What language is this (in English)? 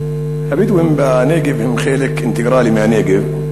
Hebrew